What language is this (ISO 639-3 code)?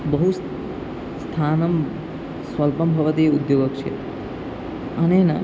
san